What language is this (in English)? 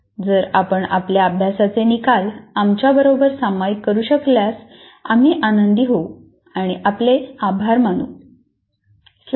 Marathi